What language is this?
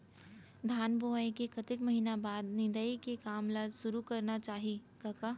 Chhattisgarhi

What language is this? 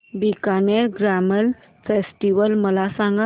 Marathi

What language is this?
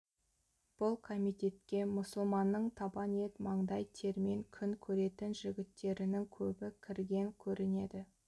Kazakh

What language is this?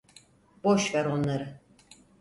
Turkish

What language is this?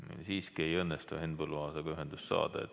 Estonian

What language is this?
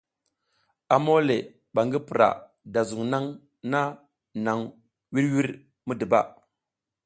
South Giziga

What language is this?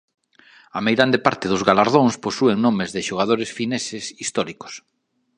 Galician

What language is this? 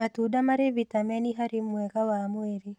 Kikuyu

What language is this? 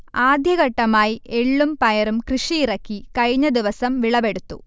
Malayalam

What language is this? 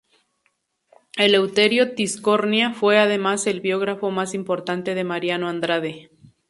Spanish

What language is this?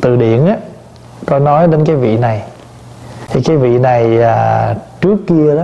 Vietnamese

